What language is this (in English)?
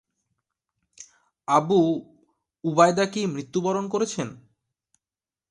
Bangla